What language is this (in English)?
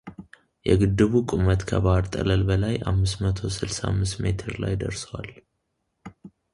Amharic